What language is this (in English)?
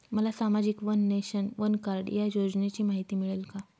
Marathi